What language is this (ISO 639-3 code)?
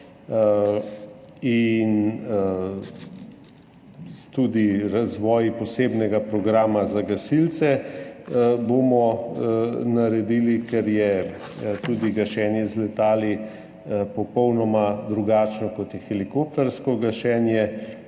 slv